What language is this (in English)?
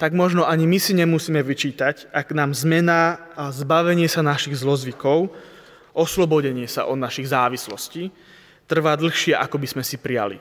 Slovak